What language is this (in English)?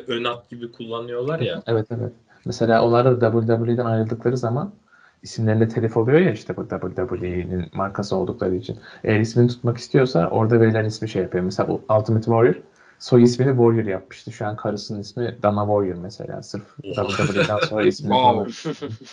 Turkish